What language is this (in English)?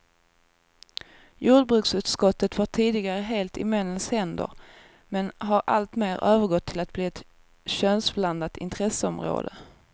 Swedish